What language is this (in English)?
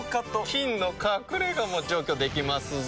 Japanese